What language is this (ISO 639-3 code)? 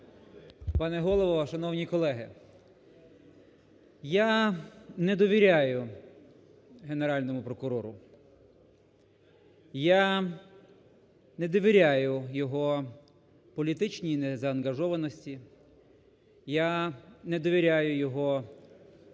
ukr